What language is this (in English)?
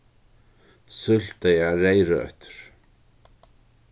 Faroese